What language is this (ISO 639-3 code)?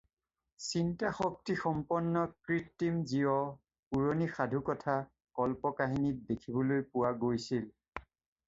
asm